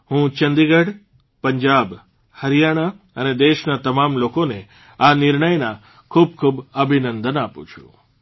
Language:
Gujarati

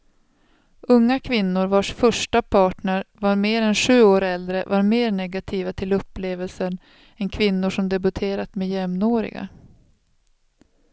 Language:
Swedish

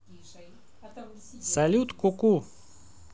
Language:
Russian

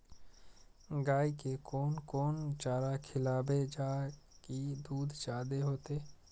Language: Maithili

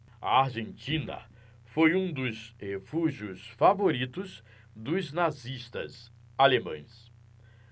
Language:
Portuguese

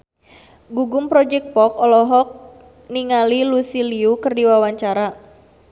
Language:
Sundanese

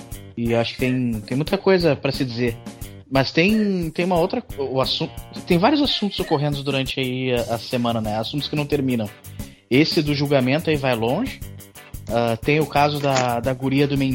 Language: Portuguese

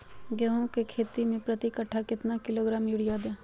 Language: Magahi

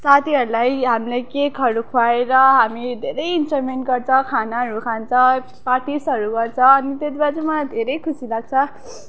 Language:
Nepali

